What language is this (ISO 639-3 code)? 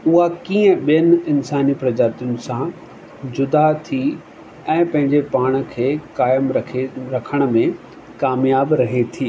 snd